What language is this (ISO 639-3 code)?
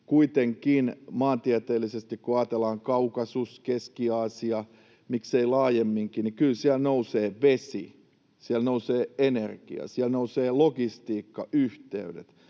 fin